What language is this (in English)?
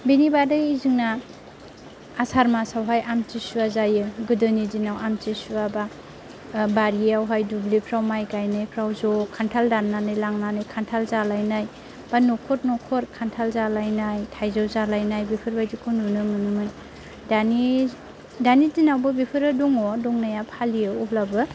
Bodo